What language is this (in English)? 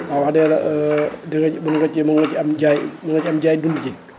Wolof